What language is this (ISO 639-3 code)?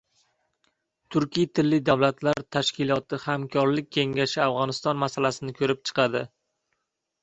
uzb